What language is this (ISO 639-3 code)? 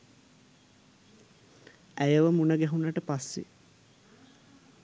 sin